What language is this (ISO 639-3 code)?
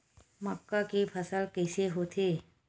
hne